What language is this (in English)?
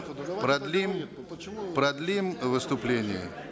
Kazakh